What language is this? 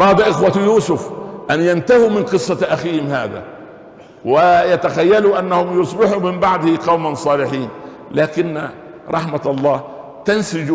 Arabic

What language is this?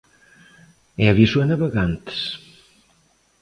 Galician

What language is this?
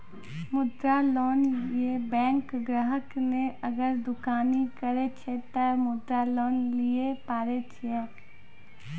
Maithili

